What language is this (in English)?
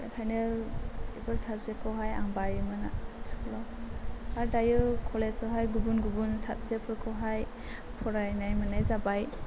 Bodo